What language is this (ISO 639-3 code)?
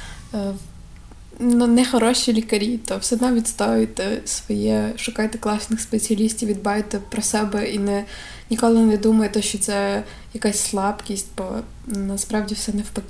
ukr